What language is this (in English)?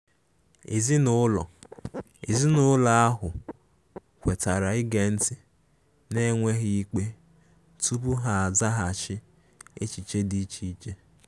Igbo